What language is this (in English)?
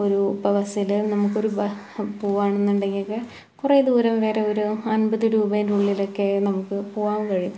Malayalam